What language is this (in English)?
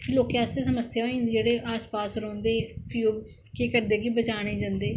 Dogri